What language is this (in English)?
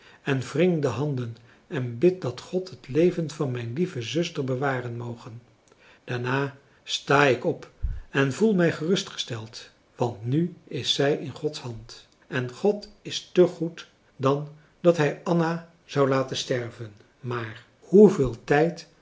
Dutch